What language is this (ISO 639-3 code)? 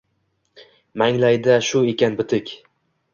uzb